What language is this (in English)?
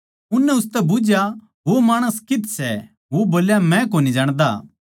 Haryanvi